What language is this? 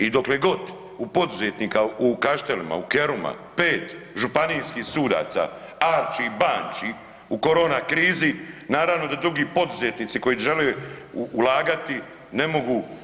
Croatian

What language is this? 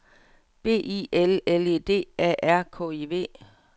Danish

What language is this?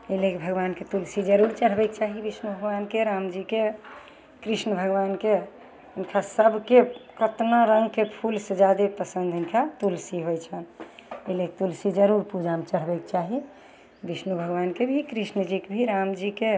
Maithili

